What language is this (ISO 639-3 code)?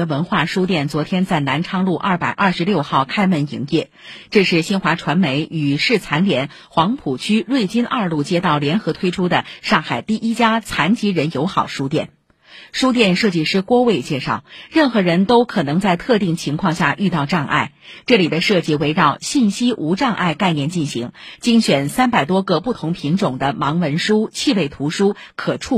zho